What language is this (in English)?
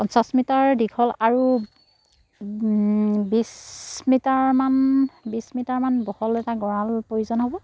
Assamese